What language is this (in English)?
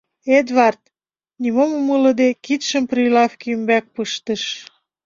Mari